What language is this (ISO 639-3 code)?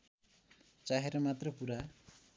nep